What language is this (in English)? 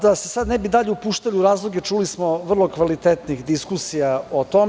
Serbian